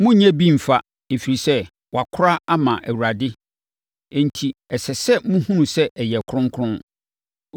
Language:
Akan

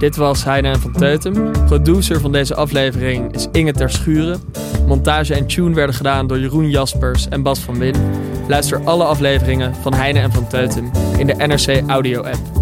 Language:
Dutch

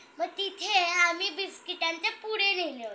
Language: Marathi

